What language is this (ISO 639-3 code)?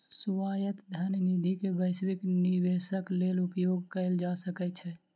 mai